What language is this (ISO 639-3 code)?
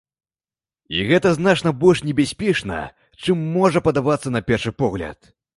bel